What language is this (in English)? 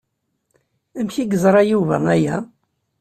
Kabyle